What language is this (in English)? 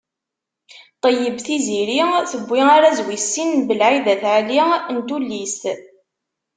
Kabyle